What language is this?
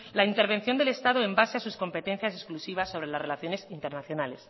Spanish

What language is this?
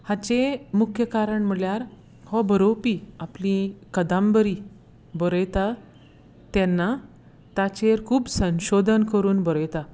Konkani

